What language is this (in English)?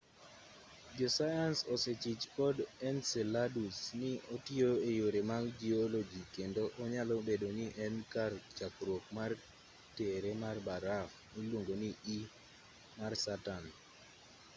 Luo (Kenya and Tanzania)